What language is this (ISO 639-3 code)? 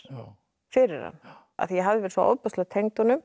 isl